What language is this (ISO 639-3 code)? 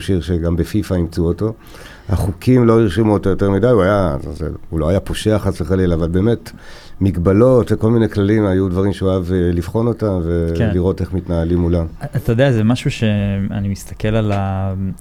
heb